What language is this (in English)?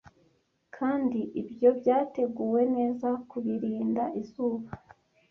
Kinyarwanda